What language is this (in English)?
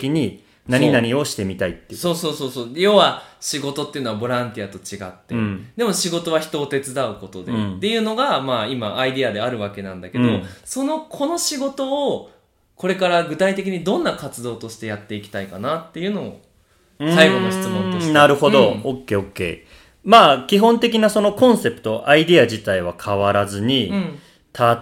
Japanese